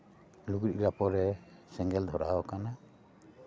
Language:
Santali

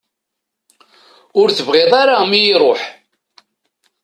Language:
Kabyle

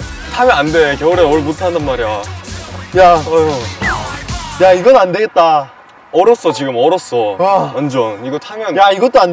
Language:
Korean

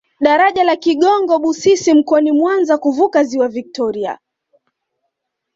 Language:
Swahili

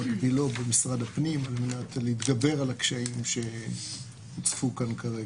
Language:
Hebrew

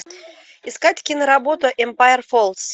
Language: Russian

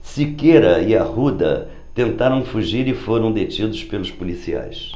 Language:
Portuguese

